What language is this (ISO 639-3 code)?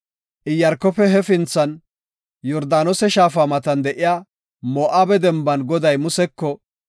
gof